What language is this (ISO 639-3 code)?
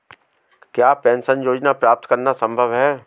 hin